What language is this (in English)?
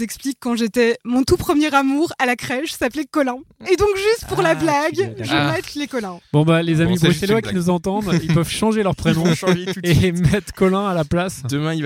French